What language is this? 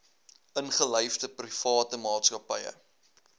Afrikaans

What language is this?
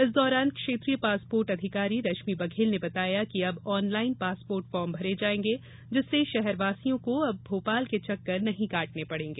Hindi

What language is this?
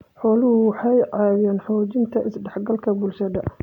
Somali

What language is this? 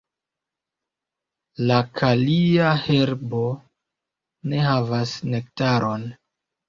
Esperanto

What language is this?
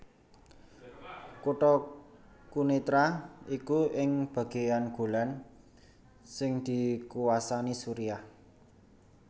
Javanese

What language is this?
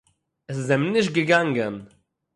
Yiddish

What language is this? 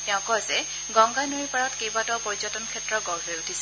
Assamese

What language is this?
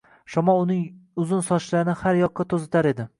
Uzbek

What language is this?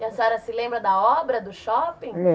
Portuguese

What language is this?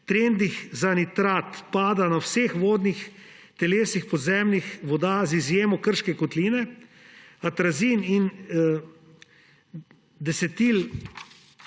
Slovenian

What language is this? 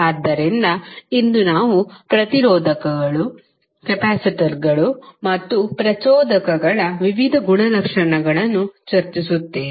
Kannada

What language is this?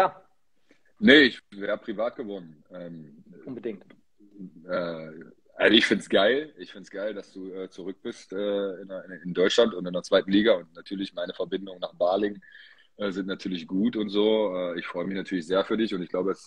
German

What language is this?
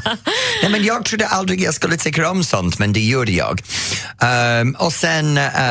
Swedish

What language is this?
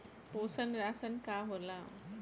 Bhojpuri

